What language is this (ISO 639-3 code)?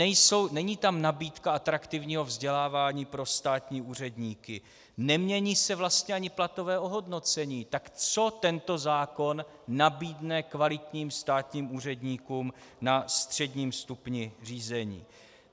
ces